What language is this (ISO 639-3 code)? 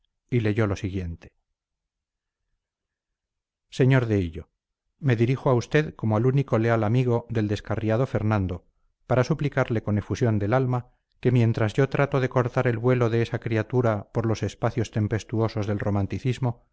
spa